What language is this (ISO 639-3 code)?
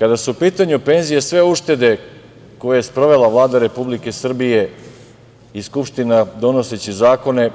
srp